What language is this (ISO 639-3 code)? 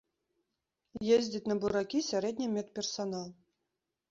bel